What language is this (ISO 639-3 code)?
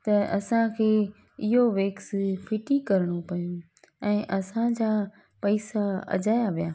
snd